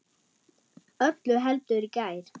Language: Icelandic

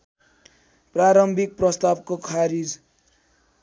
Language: Nepali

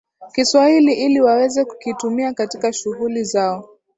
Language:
Swahili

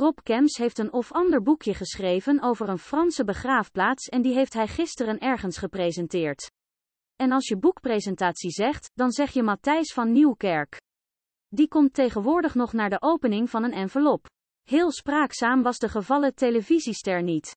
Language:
Dutch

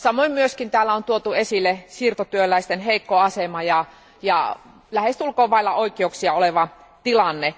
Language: Finnish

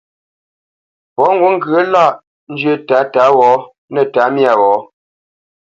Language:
Bamenyam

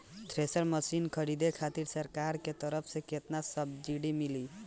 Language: Bhojpuri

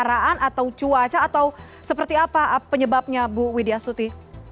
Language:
Indonesian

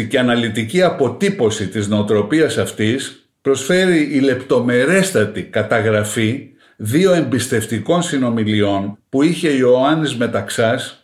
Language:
Greek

